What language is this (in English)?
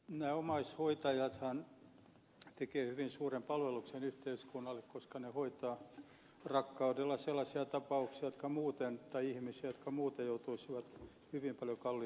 Finnish